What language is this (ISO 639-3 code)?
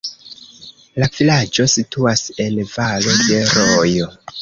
epo